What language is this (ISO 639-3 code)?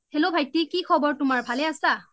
asm